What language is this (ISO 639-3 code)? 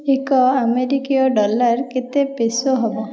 ori